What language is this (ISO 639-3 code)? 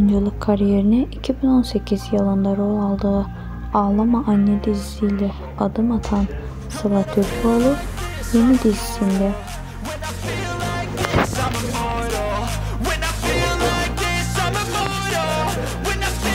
tur